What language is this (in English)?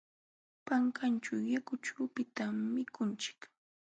Jauja Wanca Quechua